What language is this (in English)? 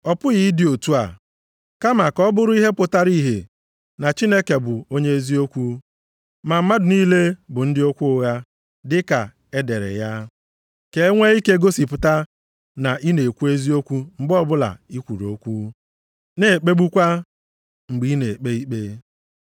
Igbo